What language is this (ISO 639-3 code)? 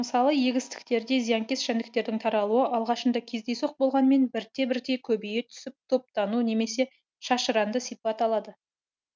kaz